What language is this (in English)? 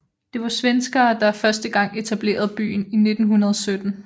Danish